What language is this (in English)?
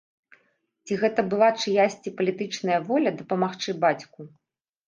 Belarusian